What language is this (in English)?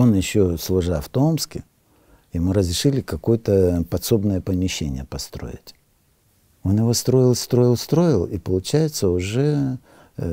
Russian